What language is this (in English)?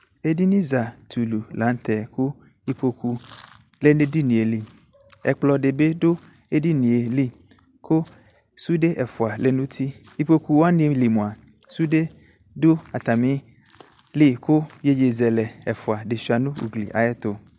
Ikposo